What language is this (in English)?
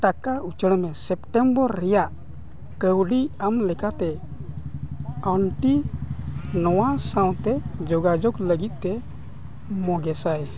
Santali